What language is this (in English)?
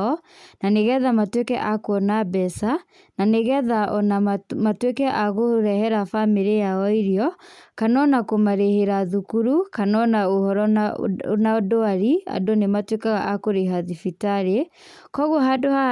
Kikuyu